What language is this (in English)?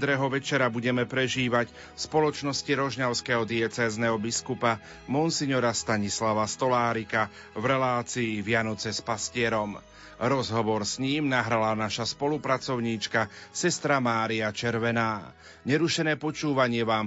Slovak